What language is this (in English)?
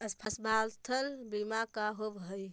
Magahi